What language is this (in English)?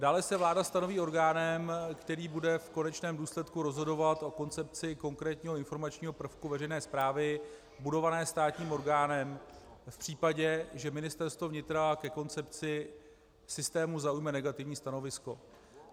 Czech